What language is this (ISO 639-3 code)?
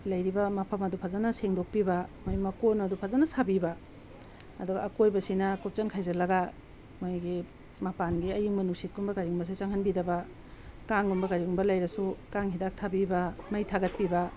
mni